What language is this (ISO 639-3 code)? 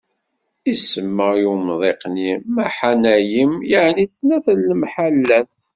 kab